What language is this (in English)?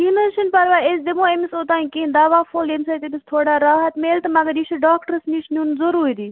Kashmiri